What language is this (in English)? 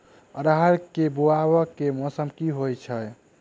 Maithili